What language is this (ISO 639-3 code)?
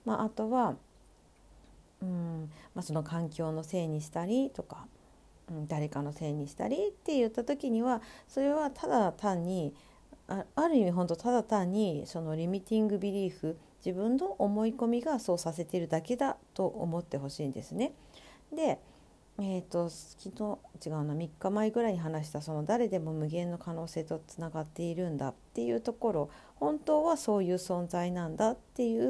jpn